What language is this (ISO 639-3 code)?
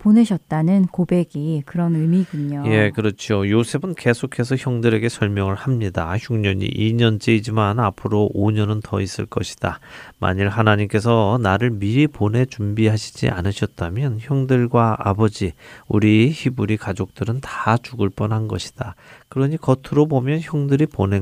kor